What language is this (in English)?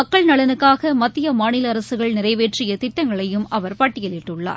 Tamil